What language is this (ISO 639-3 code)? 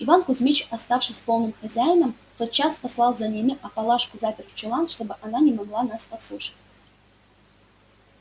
rus